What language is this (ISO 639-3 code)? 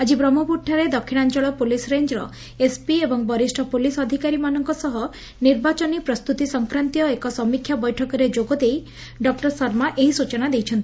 ori